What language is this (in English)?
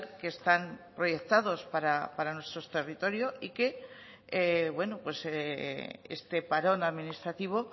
Spanish